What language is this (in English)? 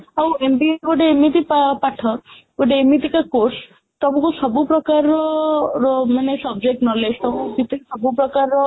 Odia